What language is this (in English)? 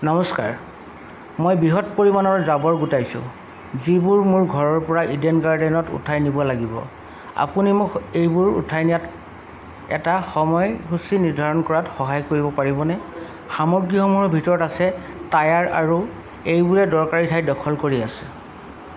Assamese